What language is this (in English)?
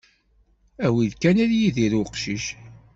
Kabyle